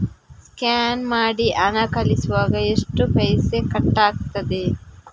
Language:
Kannada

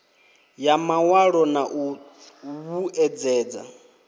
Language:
Venda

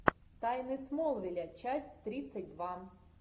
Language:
Russian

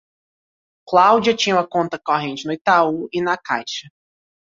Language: Portuguese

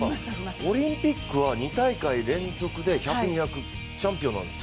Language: Japanese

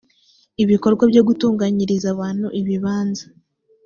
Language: Kinyarwanda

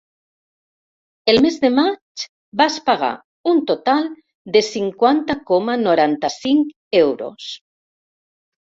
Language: Catalan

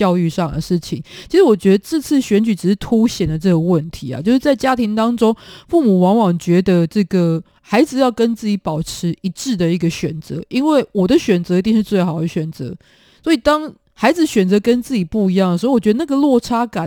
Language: Chinese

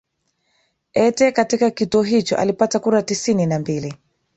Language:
Swahili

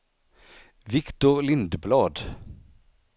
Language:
Swedish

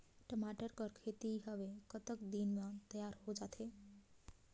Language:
Chhattisgarhi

